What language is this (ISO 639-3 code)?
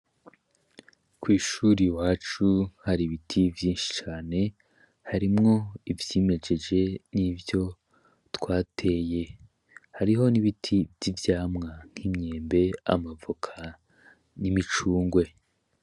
run